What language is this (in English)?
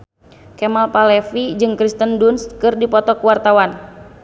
Sundanese